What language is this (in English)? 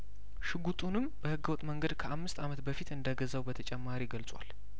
Amharic